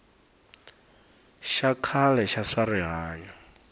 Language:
Tsonga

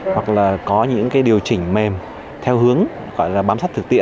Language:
Vietnamese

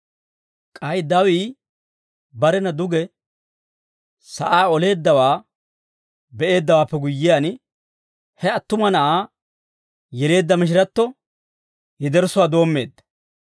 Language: Dawro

